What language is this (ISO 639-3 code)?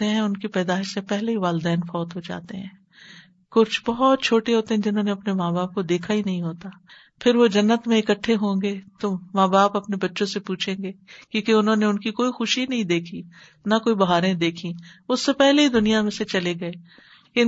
urd